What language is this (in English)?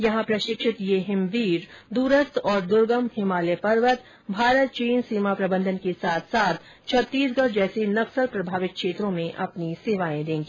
Hindi